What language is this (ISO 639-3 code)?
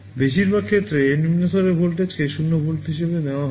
ben